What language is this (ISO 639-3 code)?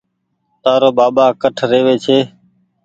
gig